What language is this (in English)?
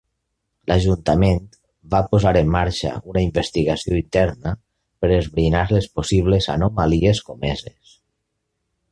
Catalan